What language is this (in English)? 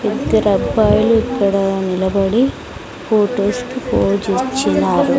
Telugu